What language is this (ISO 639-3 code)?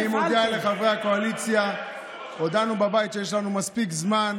heb